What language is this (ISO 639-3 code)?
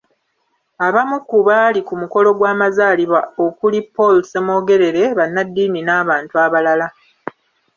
lug